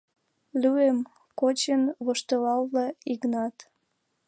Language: Mari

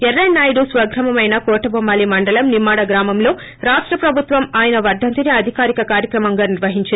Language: Telugu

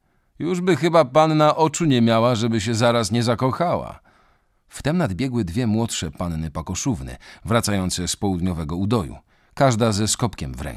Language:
Polish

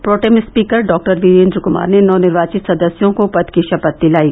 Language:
Hindi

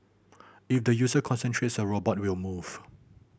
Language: English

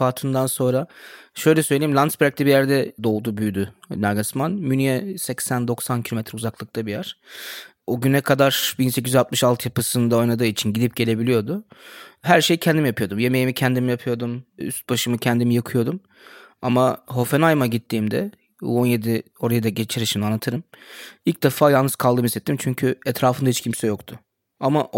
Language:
Turkish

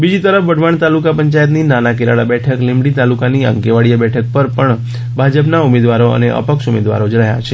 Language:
Gujarati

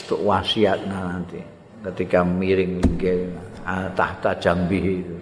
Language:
Indonesian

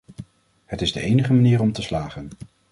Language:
Dutch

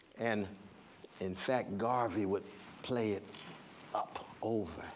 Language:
English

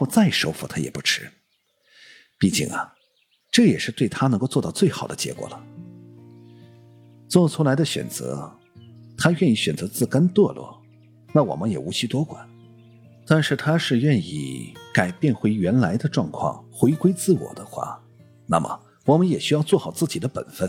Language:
Chinese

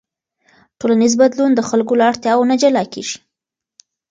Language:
Pashto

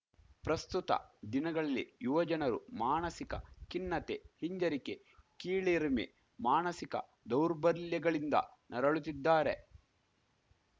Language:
Kannada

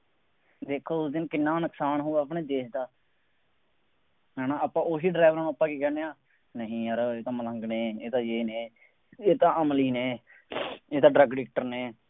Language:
Punjabi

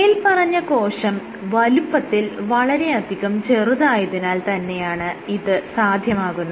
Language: Malayalam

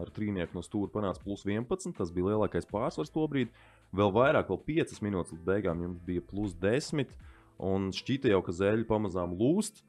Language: Latvian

